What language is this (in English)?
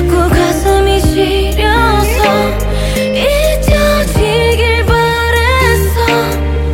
Vietnamese